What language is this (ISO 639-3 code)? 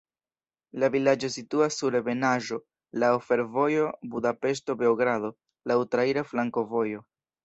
epo